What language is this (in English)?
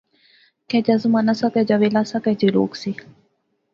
Pahari-Potwari